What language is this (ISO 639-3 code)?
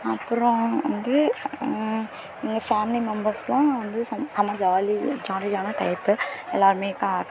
tam